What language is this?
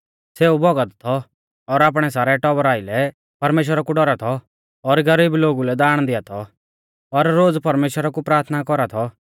Mahasu Pahari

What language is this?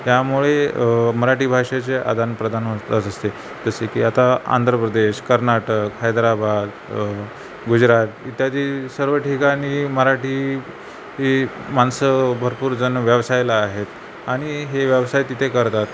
Marathi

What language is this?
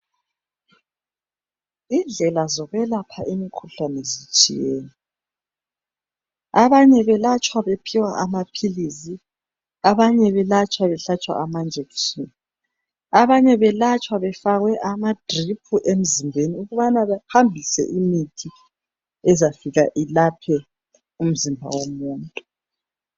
North Ndebele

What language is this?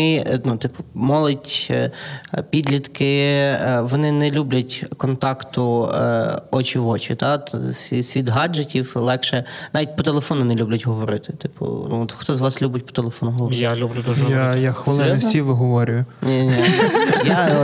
Ukrainian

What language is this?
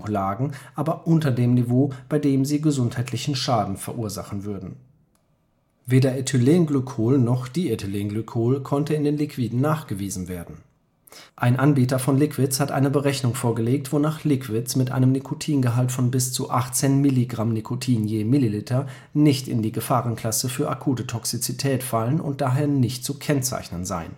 German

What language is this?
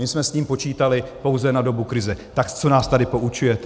Czech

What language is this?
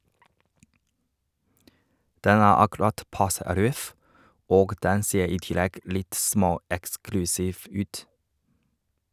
Norwegian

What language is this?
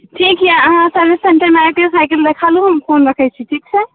Maithili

